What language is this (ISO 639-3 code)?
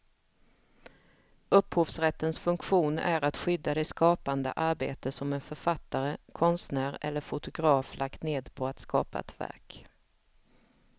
swe